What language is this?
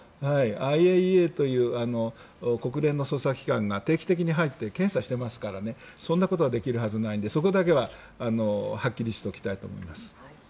Japanese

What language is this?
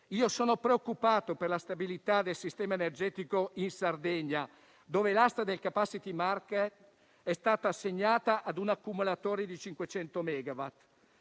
Italian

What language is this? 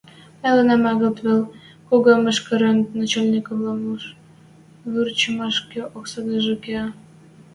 Western Mari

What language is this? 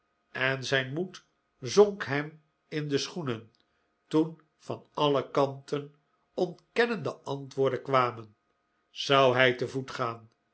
Dutch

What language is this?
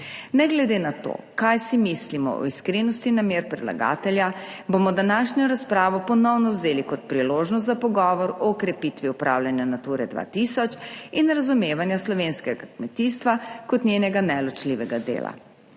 Slovenian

